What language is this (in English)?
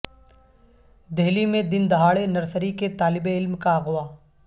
Urdu